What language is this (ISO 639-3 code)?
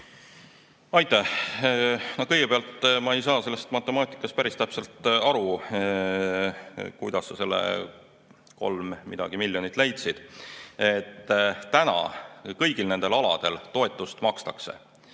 est